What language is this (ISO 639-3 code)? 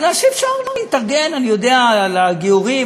heb